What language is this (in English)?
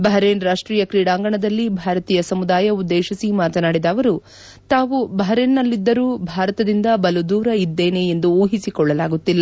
Kannada